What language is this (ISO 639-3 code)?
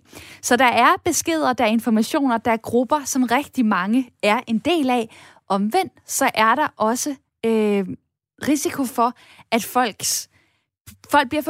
dan